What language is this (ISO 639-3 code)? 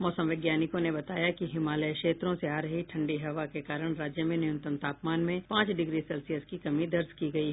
hin